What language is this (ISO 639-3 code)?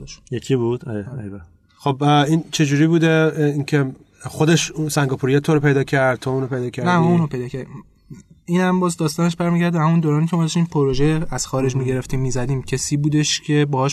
fas